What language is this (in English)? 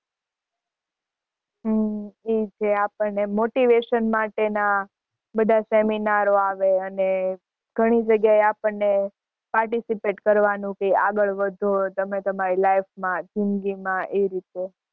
Gujarati